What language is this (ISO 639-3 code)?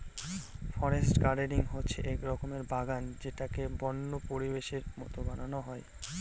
ben